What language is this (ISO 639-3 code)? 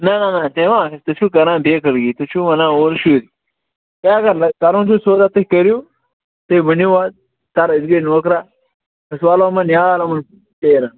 kas